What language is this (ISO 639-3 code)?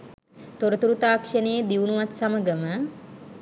sin